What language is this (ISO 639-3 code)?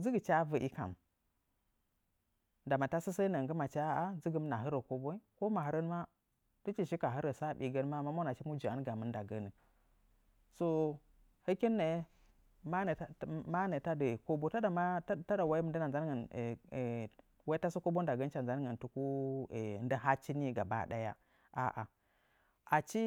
nja